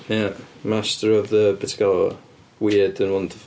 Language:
Welsh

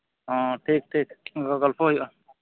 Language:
Santali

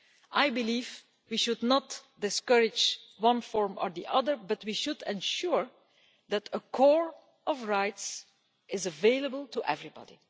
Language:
English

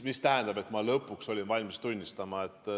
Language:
Estonian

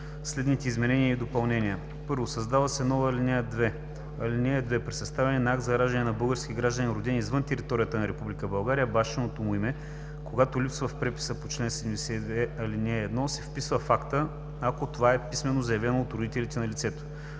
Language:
Bulgarian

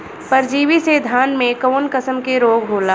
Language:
Bhojpuri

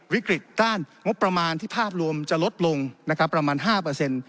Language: Thai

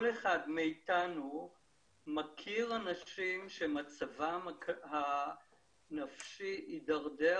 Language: Hebrew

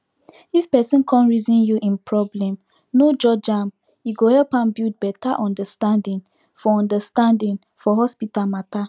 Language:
Nigerian Pidgin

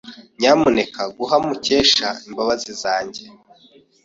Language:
Kinyarwanda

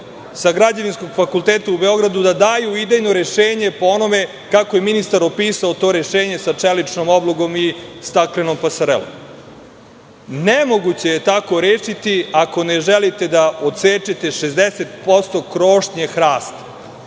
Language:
Serbian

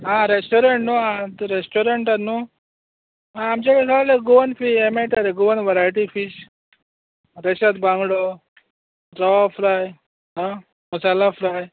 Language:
Konkani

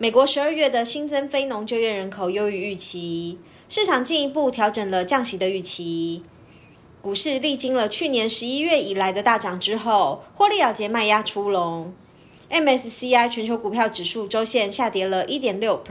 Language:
Chinese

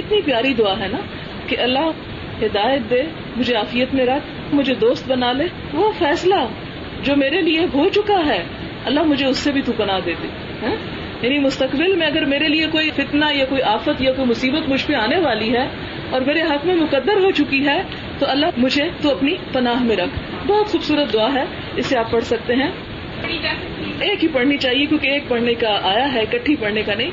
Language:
Urdu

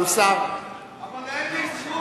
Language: Hebrew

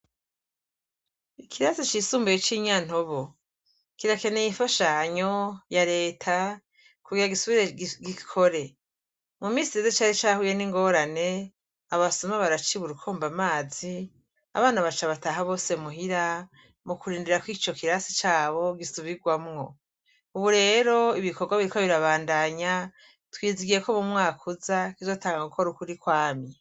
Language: Rundi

